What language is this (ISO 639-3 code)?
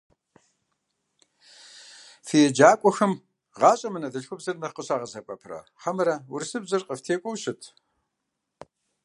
kbd